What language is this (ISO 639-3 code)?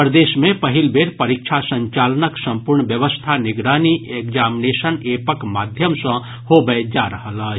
mai